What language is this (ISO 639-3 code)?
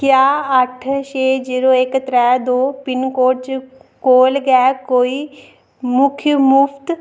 doi